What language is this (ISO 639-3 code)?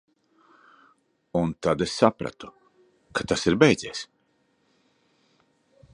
lav